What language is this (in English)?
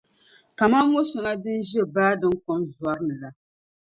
Dagbani